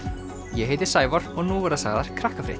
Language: Icelandic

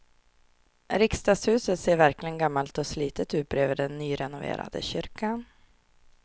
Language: Swedish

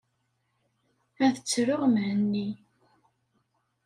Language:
Kabyle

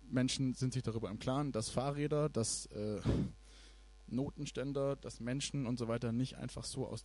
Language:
German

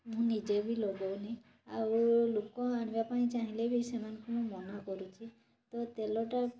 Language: Odia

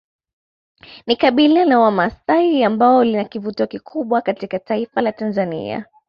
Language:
Swahili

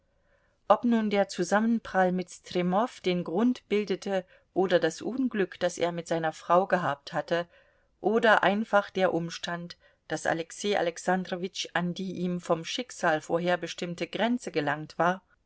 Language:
German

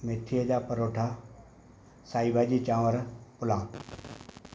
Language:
Sindhi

